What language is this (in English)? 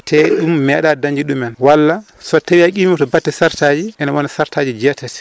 Fula